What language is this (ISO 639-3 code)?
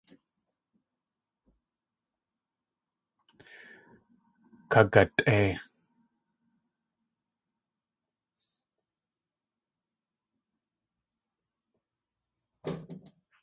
tli